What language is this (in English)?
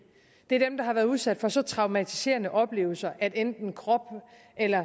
Danish